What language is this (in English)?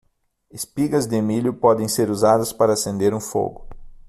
Portuguese